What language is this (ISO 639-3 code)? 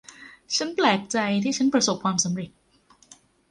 tha